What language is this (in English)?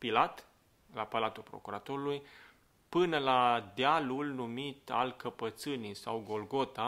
Romanian